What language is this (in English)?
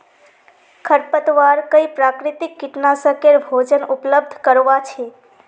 Magahi